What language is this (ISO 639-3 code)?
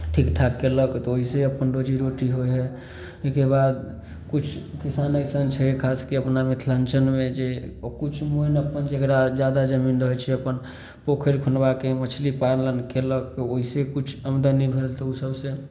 mai